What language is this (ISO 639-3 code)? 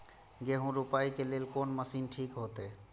mai